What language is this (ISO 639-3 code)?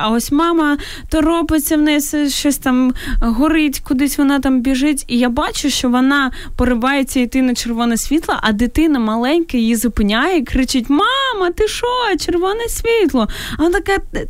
ukr